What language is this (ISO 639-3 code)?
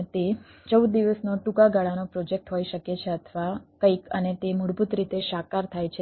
guj